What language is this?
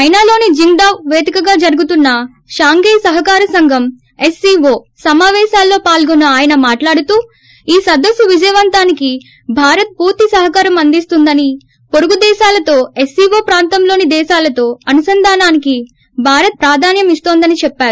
Telugu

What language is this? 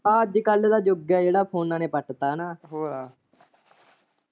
Punjabi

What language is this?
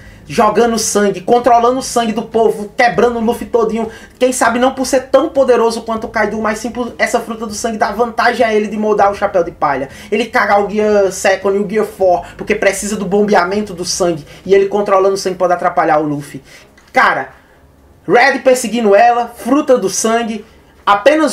Portuguese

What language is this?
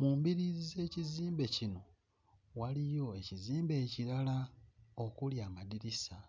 Ganda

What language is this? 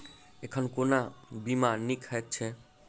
Maithili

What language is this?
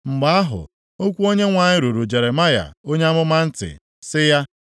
Igbo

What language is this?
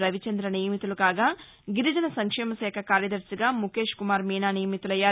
Telugu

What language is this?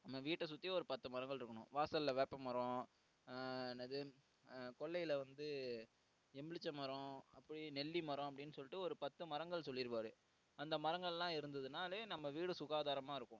Tamil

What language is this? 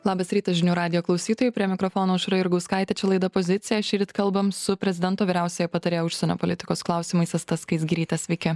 Lithuanian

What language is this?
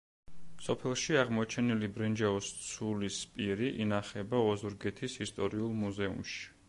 Georgian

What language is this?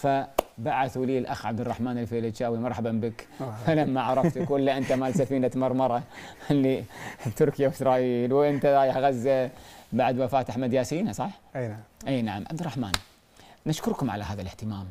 Arabic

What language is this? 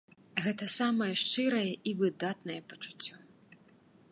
Belarusian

